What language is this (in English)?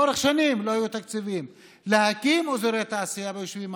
Hebrew